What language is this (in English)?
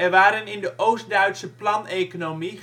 Dutch